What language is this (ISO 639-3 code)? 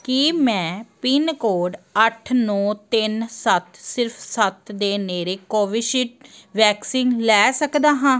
pan